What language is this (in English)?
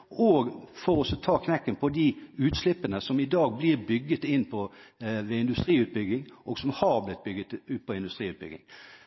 Norwegian Bokmål